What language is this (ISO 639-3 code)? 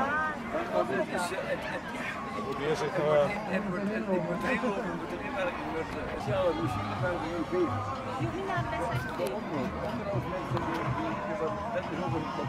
nld